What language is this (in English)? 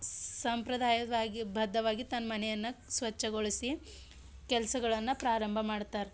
Kannada